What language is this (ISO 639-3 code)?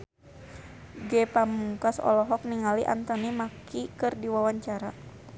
sun